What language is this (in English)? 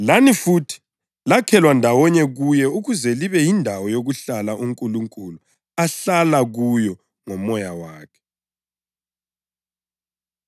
North Ndebele